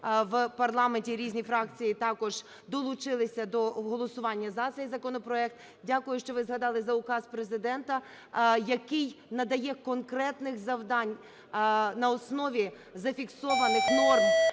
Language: Ukrainian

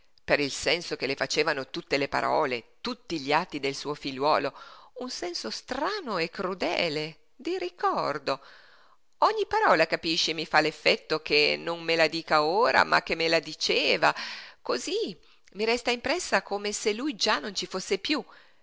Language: Italian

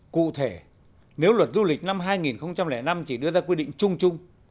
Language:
Vietnamese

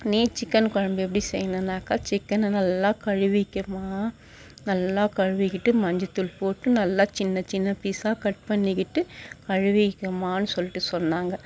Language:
Tamil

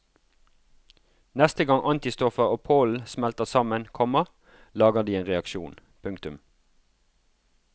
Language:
Norwegian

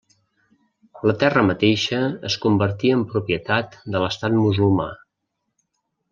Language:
Catalan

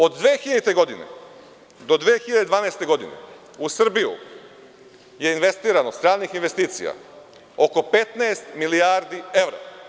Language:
Serbian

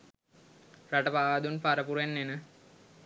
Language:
Sinhala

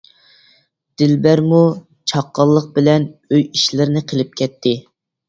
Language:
Uyghur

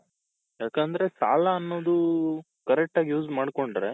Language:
Kannada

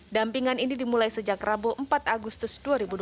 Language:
Indonesian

